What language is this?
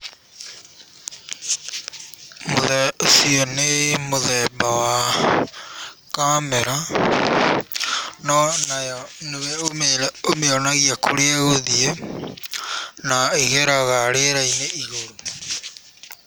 Kikuyu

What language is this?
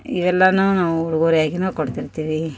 Kannada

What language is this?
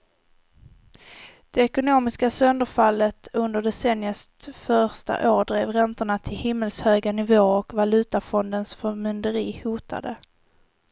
Swedish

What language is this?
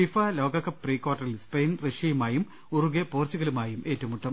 Malayalam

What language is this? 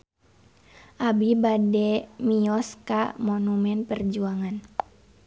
Sundanese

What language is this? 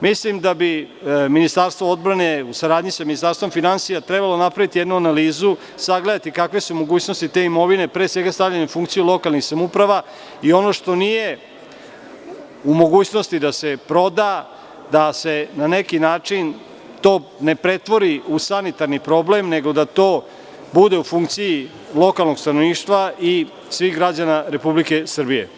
Serbian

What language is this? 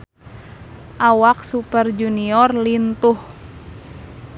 Sundanese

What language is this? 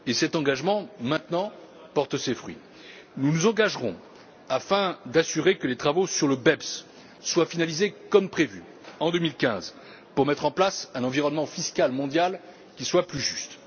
French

